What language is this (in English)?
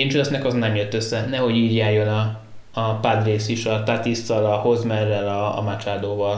Hungarian